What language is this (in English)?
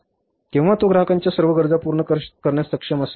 Marathi